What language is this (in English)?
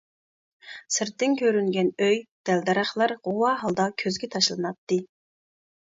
Uyghur